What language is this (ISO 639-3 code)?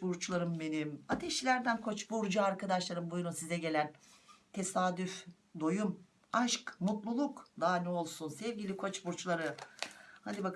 tur